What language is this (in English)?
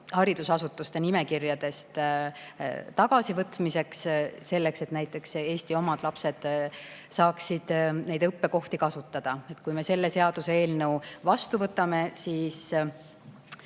Estonian